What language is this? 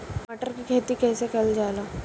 Bhojpuri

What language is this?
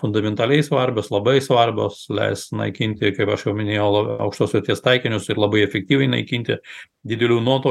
Lithuanian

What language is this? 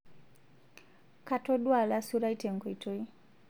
Masai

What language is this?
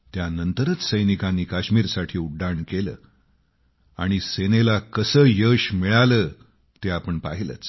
Marathi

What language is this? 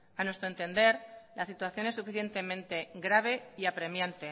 Spanish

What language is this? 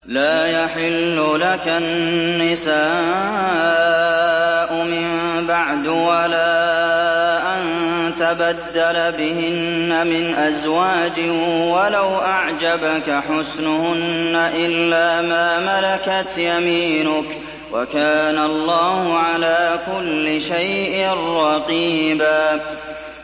Arabic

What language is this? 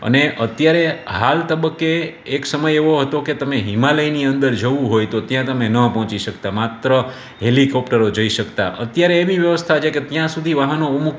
Gujarati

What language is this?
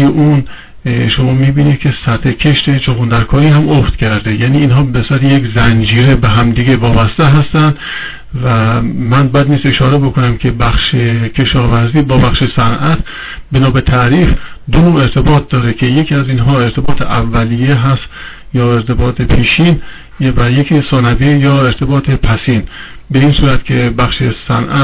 Persian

